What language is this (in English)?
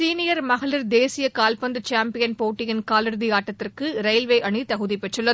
Tamil